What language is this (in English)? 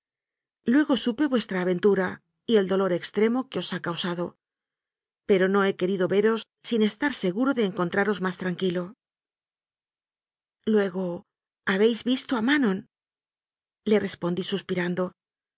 Spanish